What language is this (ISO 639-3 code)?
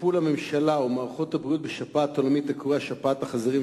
heb